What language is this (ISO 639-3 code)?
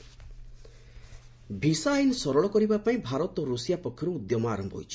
ori